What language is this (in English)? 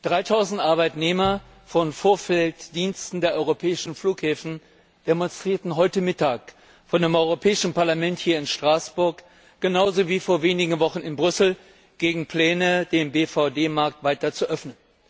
German